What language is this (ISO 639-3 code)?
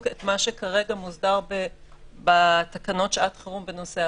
heb